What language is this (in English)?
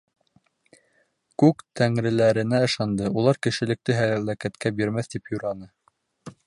Bashkir